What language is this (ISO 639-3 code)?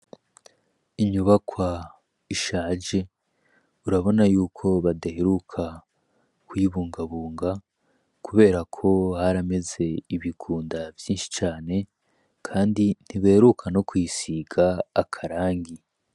run